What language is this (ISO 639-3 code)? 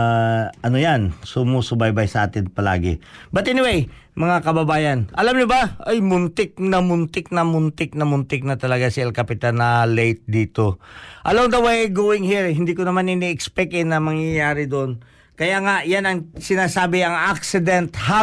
fil